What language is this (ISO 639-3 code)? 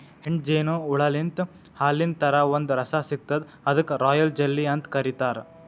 kan